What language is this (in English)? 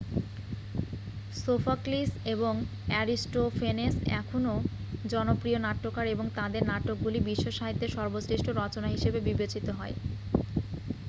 Bangla